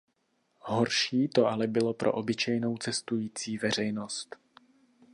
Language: Czech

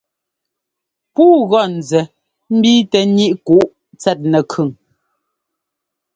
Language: Ngomba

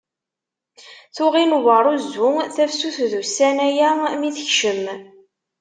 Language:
Kabyle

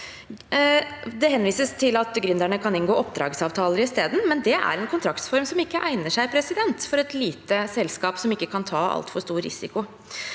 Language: Norwegian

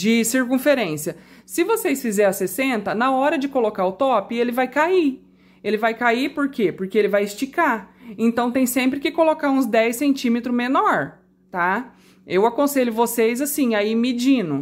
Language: Portuguese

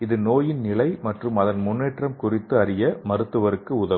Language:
Tamil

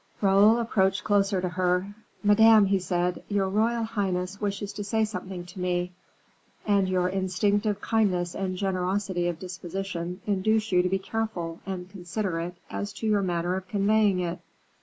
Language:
English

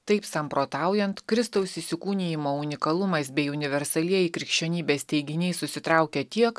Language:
Lithuanian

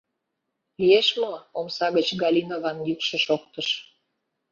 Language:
Mari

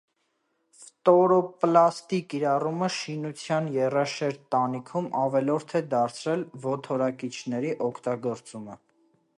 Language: Armenian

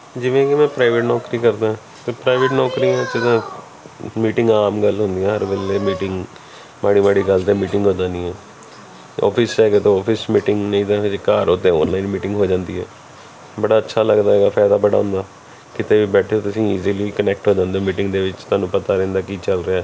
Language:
Punjabi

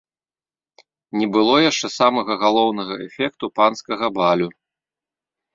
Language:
Belarusian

